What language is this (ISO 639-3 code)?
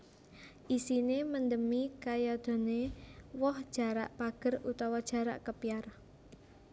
jav